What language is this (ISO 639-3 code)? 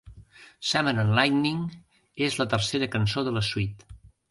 cat